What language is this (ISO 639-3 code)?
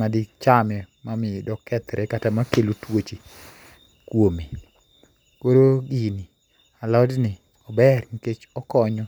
luo